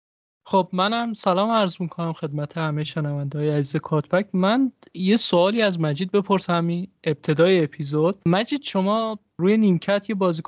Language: Persian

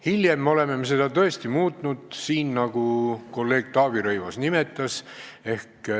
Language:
Estonian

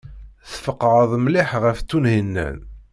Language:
Kabyle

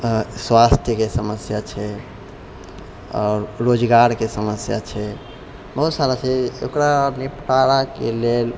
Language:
Maithili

